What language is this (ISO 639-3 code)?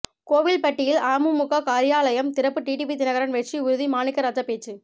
tam